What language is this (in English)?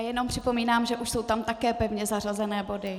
Czech